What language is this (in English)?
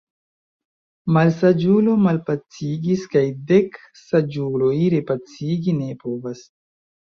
Esperanto